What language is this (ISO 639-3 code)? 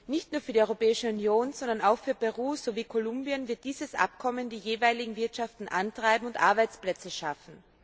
deu